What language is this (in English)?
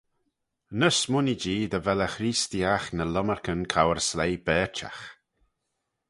Manx